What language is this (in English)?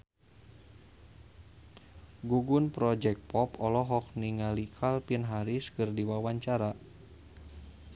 Sundanese